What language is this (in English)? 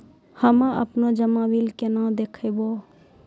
Maithili